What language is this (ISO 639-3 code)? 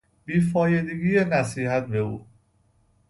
fas